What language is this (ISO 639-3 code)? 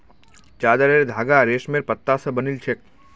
mag